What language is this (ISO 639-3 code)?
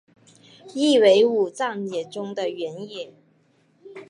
zho